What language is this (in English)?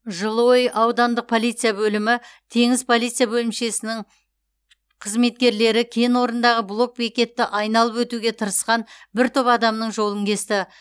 Kazakh